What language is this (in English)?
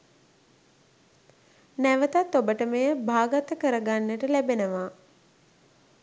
Sinhala